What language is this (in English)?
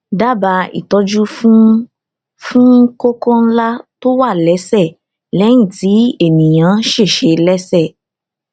Yoruba